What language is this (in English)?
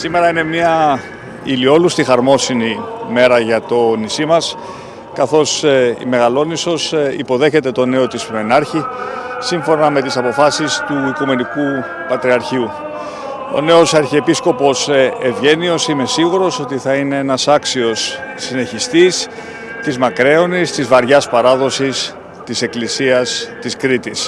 Greek